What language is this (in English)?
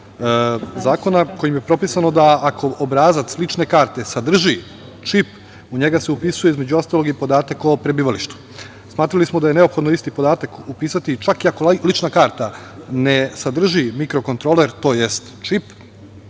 Serbian